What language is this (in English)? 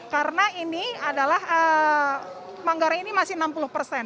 Indonesian